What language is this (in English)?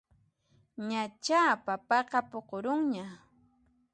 Puno Quechua